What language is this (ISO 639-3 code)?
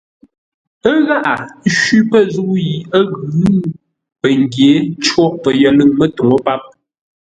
nla